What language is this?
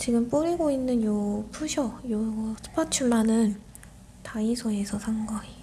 Korean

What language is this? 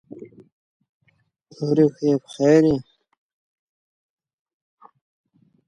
Persian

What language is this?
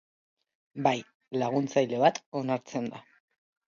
Basque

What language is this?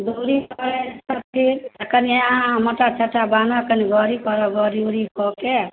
Maithili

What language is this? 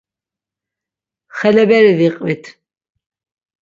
Laz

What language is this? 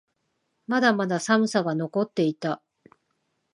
Japanese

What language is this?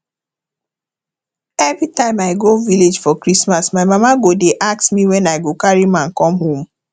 Nigerian Pidgin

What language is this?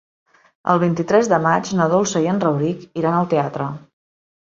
Catalan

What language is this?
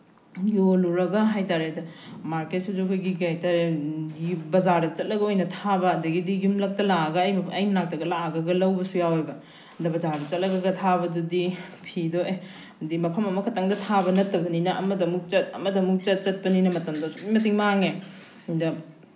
Manipuri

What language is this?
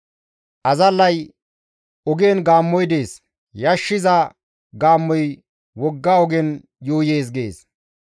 Gamo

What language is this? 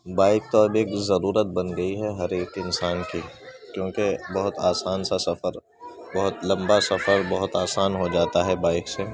Urdu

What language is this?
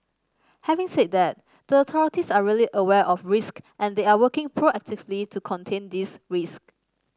English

